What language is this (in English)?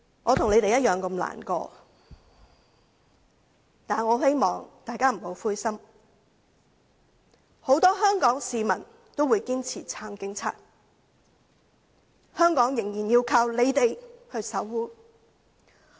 Cantonese